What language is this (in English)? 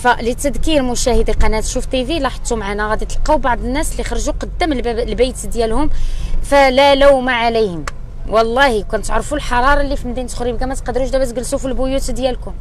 Arabic